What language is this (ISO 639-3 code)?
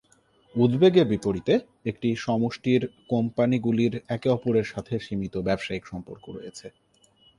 ben